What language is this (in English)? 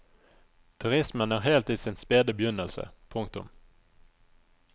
Norwegian